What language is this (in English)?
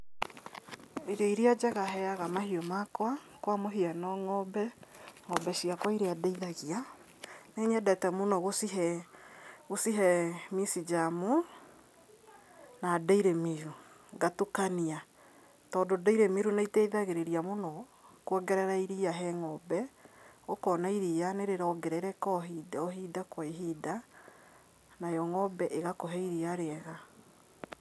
Kikuyu